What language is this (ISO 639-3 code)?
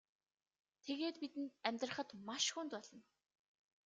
mon